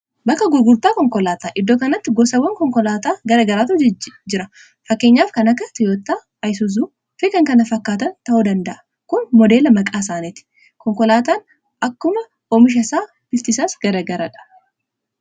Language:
Oromo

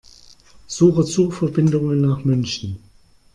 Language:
German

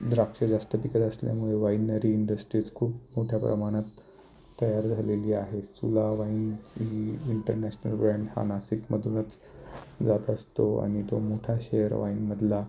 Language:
Marathi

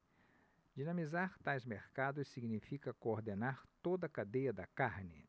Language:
Portuguese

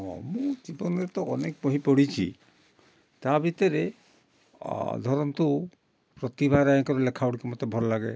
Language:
Odia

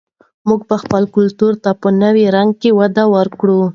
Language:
Pashto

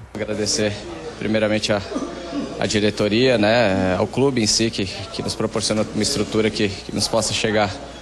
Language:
Portuguese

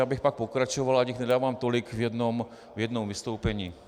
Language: Czech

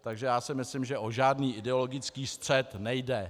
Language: Czech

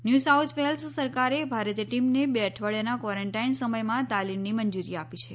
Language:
Gujarati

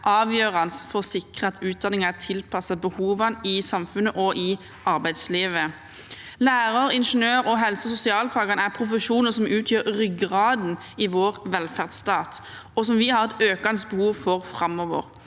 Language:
Norwegian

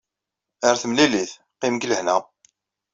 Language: Kabyle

